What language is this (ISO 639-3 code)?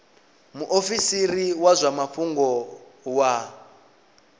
ven